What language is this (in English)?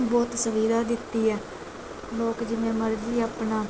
Punjabi